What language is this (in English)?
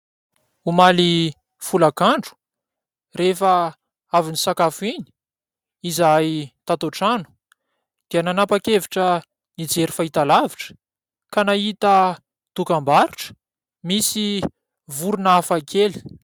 Malagasy